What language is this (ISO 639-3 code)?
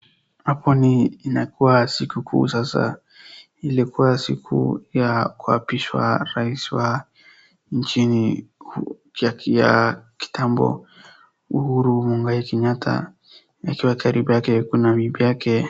swa